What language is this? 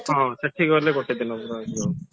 Odia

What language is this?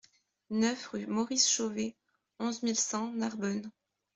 French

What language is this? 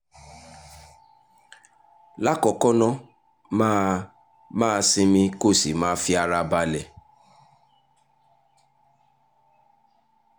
Yoruba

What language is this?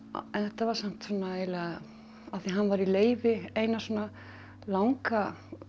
Icelandic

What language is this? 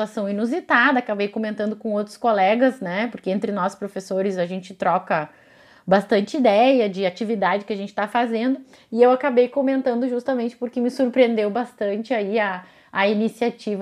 Portuguese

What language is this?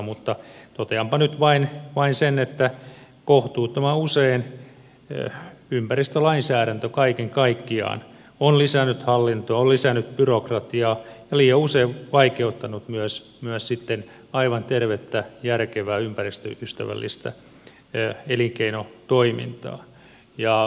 Finnish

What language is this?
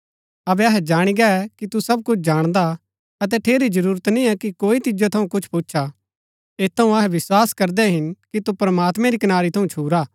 Gaddi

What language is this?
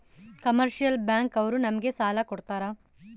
Kannada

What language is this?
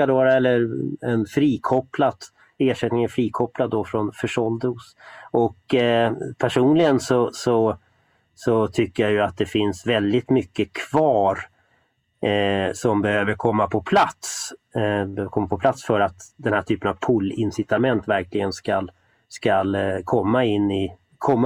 Swedish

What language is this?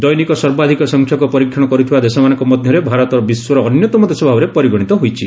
Odia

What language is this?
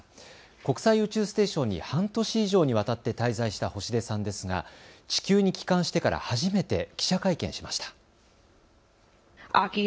Japanese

